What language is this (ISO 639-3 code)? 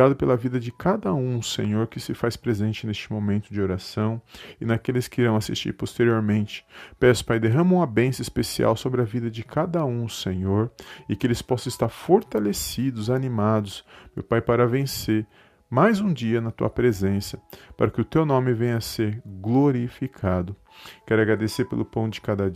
por